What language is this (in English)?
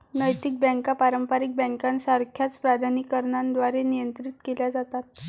Marathi